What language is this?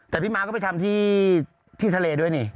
Thai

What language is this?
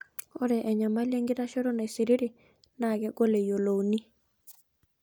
Masai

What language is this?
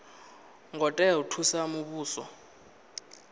Venda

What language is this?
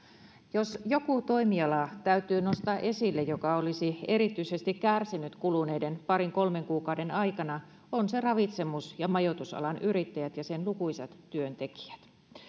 Finnish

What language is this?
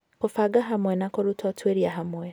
Kikuyu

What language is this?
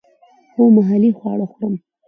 Pashto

